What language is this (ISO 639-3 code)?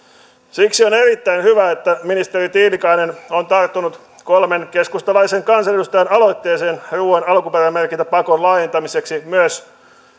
fin